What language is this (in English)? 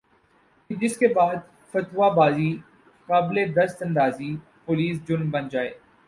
Urdu